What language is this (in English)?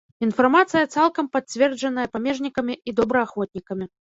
Belarusian